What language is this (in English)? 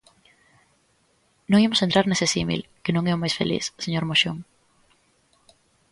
Galician